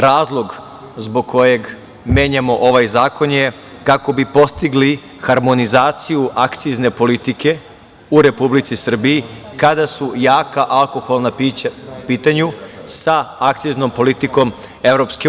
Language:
Serbian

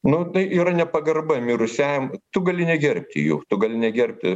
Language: Lithuanian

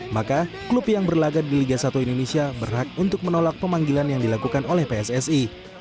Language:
Indonesian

